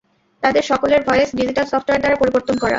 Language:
Bangla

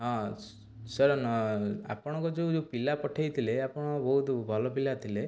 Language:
Odia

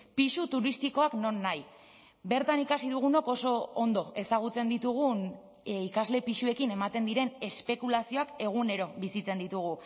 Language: Basque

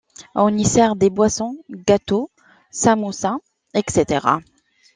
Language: French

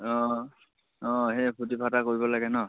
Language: Assamese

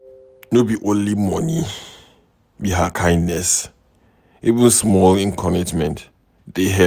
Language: Nigerian Pidgin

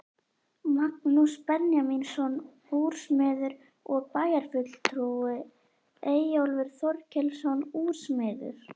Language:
Icelandic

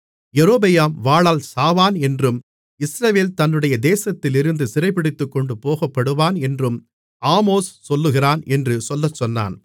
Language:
Tamil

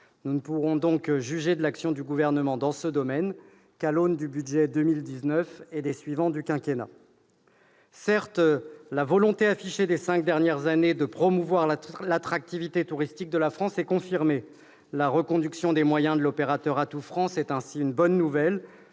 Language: French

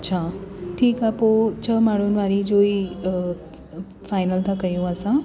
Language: Sindhi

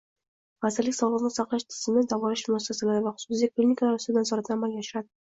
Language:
Uzbek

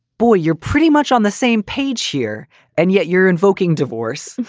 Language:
English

